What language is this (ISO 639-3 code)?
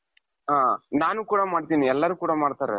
kan